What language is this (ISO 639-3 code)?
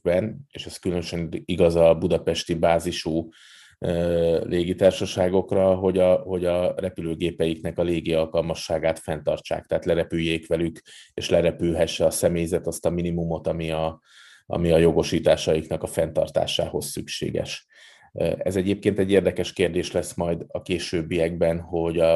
hun